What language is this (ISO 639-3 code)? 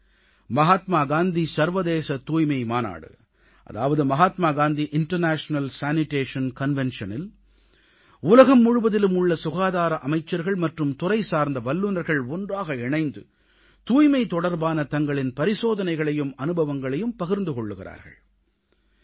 tam